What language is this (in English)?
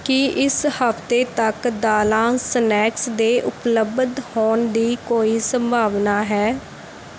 Punjabi